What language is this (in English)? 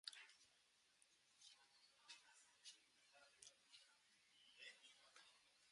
Basque